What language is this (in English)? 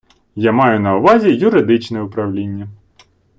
Ukrainian